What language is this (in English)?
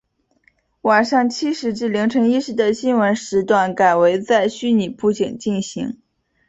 Chinese